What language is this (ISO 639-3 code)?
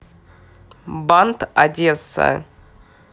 rus